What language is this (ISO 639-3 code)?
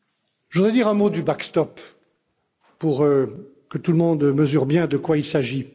fra